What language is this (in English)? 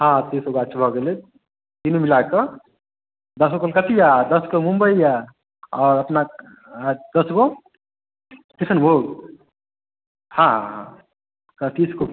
Maithili